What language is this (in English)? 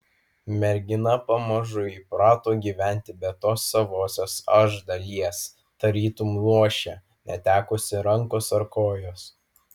Lithuanian